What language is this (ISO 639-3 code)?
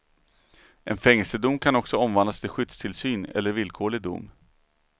swe